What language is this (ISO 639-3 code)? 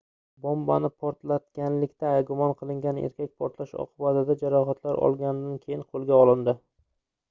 uzb